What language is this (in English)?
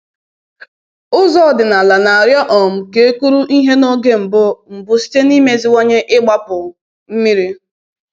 Igbo